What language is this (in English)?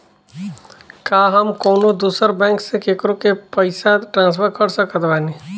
Bhojpuri